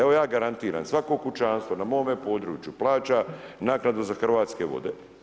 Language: Croatian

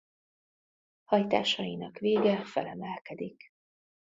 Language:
Hungarian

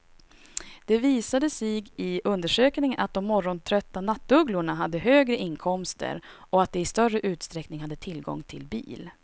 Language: Swedish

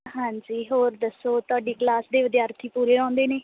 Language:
Punjabi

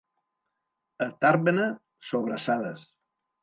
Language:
Catalan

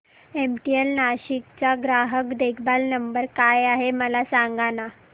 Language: Marathi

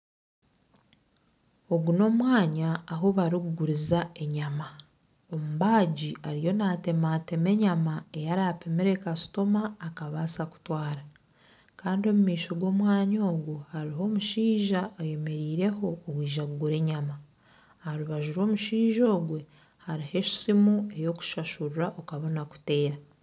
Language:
Nyankole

